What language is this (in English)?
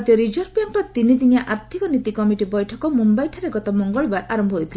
Odia